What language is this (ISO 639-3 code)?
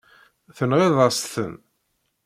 kab